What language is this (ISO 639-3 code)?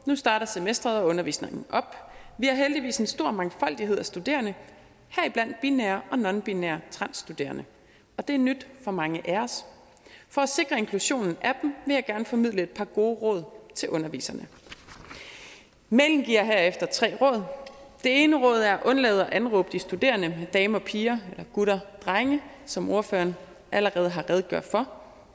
dan